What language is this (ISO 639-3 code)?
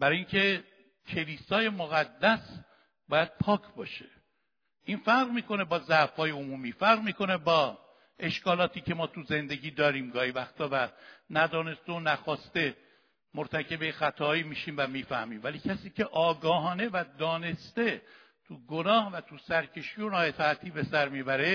fas